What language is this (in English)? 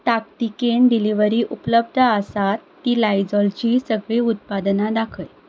Konkani